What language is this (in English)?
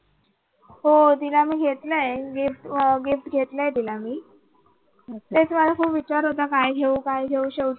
Marathi